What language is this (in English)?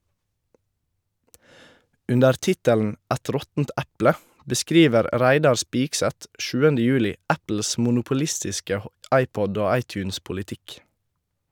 Norwegian